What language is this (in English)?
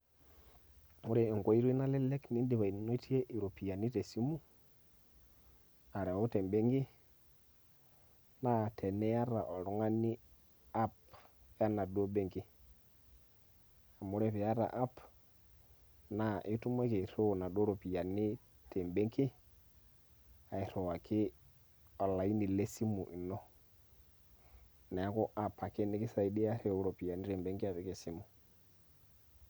Masai